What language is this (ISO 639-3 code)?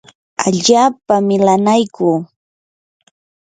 qur